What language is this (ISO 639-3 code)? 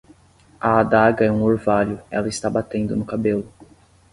por